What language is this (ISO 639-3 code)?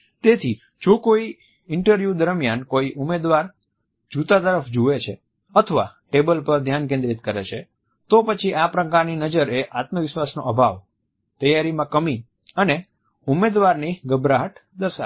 guj